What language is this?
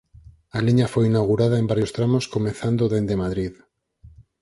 Galician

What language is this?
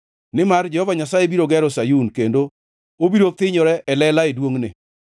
Luo (Kenya and Tanzania)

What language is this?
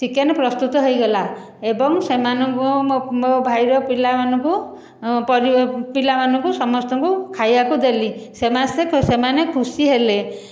Odia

